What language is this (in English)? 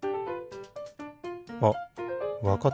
Japanese